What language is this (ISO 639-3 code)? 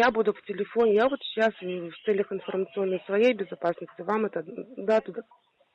rus